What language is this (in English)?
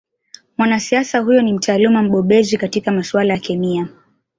Swahili